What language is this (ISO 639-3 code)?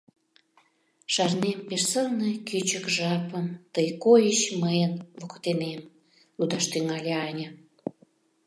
chm